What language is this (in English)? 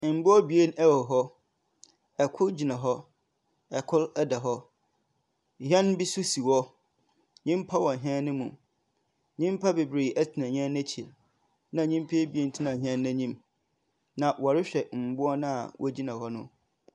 Akan